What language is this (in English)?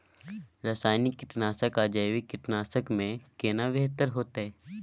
Maithili